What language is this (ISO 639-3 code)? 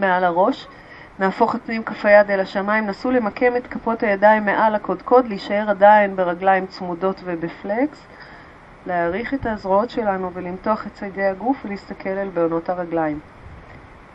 heb